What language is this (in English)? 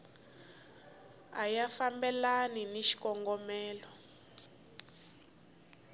Tsonga